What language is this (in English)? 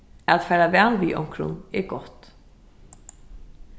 Faroese